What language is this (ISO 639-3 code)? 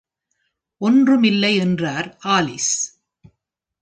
tam